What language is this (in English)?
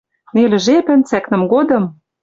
Western Mari